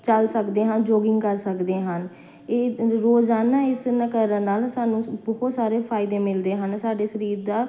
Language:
Punjabi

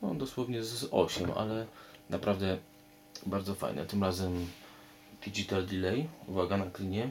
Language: Polish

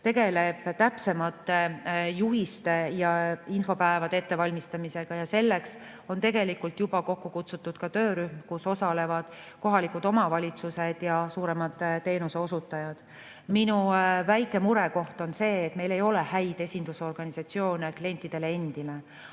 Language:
Estonian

